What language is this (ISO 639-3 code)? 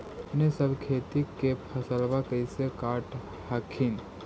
mag